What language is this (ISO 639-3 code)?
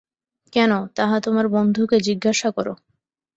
ben